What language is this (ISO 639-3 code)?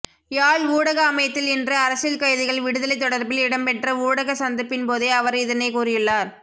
tam